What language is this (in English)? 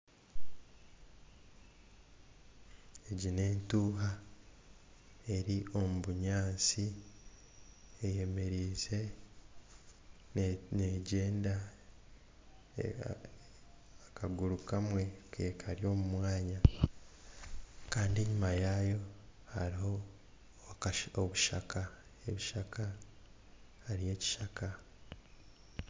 Nyankole